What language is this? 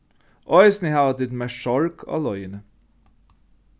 Faroese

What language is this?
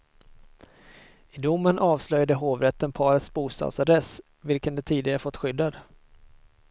Swedish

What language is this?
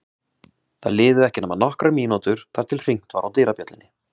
Icelandic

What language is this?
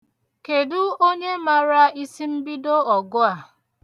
Igbo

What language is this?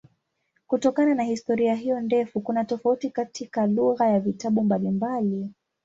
Swahili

